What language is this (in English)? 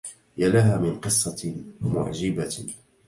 Arabic